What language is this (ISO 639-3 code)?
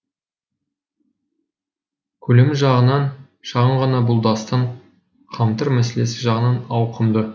kaz